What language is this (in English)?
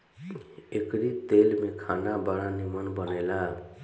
Bhojpuri